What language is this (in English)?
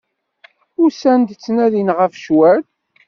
Kabyle